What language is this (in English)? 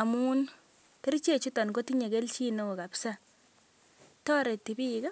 Kalenjin